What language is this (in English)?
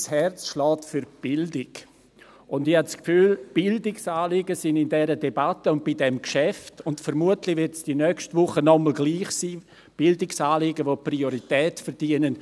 Swiss German